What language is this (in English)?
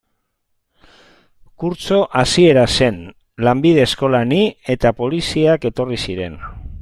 Basque